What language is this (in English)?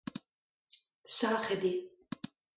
Breton